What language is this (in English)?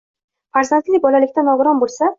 Uzbek